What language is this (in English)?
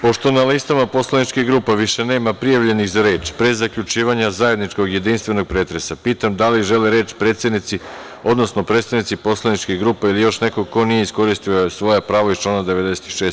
Serbian